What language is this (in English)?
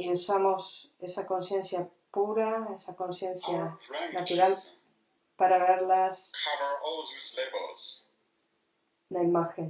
Spanish